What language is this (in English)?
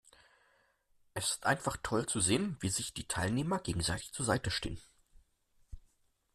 German